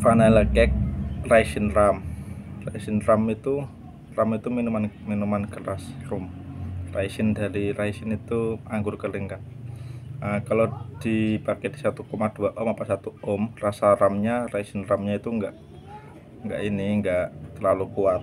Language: Indonesian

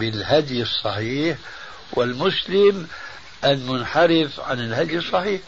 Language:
Arabic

